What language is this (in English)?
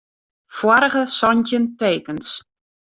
Western Frisian